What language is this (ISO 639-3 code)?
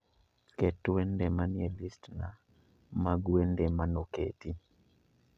luo